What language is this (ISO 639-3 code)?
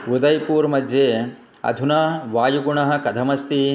san